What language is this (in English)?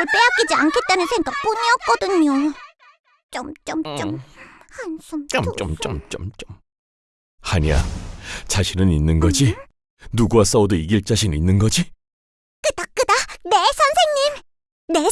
Korean